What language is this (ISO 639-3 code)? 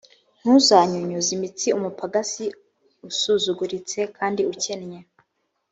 kin